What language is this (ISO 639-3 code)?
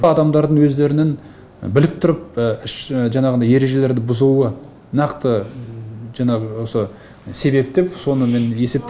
kaz